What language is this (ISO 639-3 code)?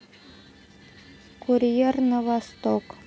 rus